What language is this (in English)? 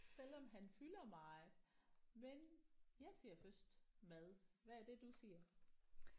Danish